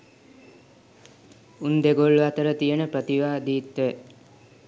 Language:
Sinhala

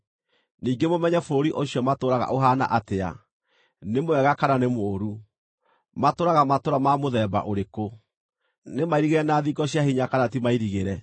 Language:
Kikuyu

